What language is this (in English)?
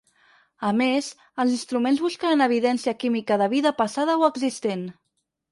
Catalan